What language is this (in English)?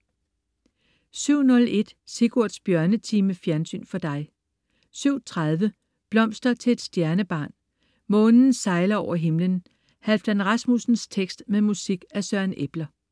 Danish